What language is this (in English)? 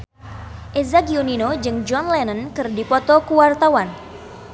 Sundanese